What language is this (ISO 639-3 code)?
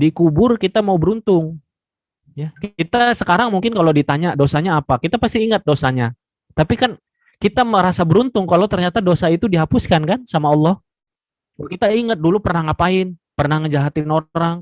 ind